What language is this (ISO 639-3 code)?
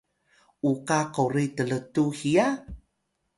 tay